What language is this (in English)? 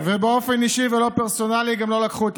Hebrew